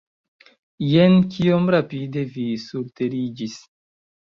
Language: Esperanto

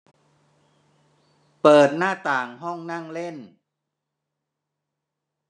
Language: Thai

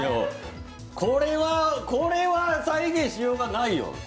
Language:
Japanese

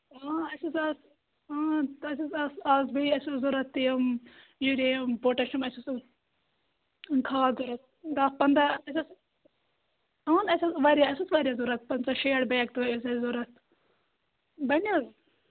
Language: Kashmiri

